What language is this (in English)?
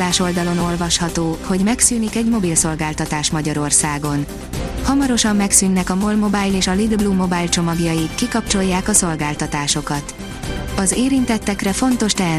Hungarian